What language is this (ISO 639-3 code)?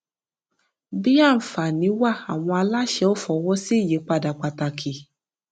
yor